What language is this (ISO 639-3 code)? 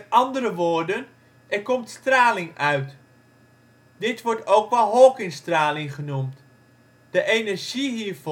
nld